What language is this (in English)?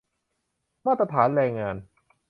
Thai